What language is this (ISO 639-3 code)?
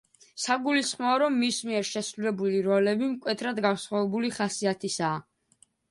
kat